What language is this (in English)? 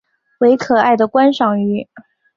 Chinese